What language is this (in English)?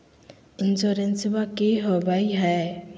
Magahi